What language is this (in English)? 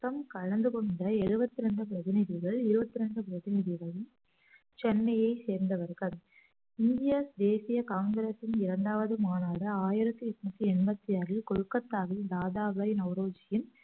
Tamil